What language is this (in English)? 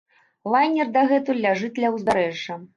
Belarusian